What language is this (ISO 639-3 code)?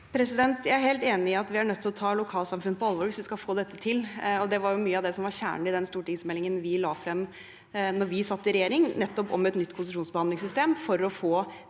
nor